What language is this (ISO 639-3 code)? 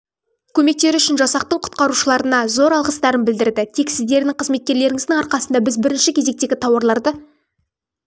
kaz